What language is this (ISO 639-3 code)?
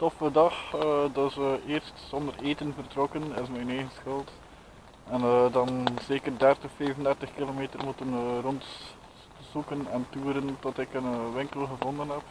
nld